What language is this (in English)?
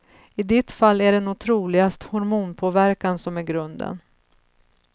Swedish